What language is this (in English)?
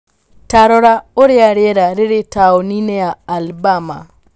Kikuyu